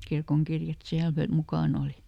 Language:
Finnish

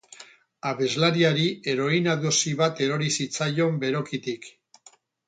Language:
Basque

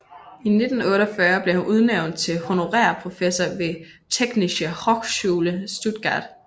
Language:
Danish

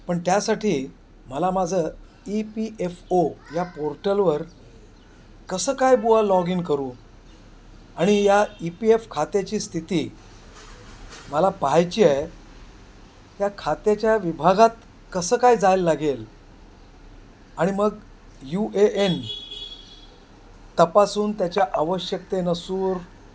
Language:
Marathi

